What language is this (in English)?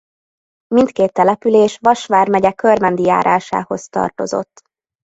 Hungarian